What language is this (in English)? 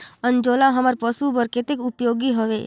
Chhattisgarhi